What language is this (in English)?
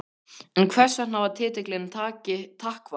Icelandic